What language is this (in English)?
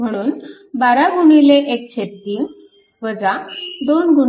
Marathi